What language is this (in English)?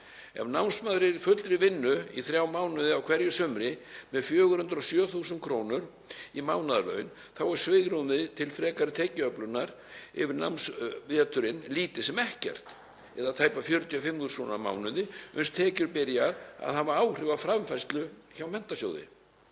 Icelandic